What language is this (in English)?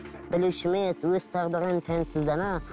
Kazakh